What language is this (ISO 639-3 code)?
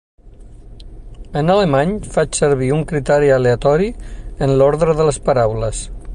cat